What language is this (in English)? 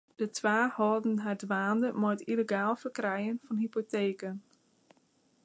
Western Frisian